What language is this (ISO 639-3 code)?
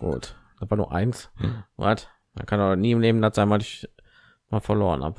deu